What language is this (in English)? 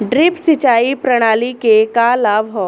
Bhojpuri